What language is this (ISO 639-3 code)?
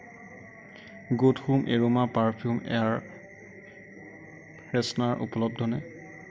asm